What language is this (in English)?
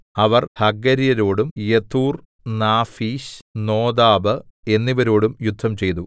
Malayalam